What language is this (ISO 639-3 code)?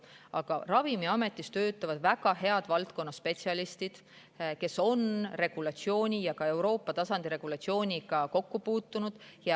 est